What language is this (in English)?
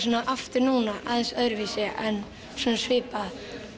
Icelandic